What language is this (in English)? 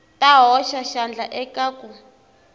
Tsonga